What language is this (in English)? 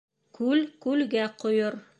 Bashkir